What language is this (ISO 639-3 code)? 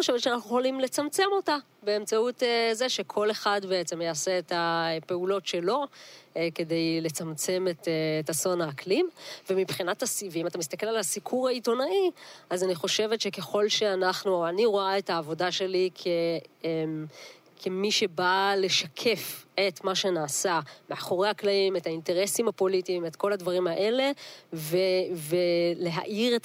heb